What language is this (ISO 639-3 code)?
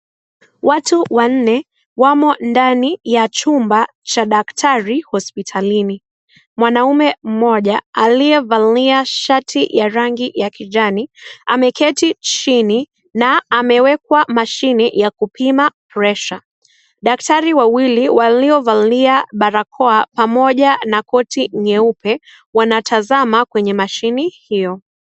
swa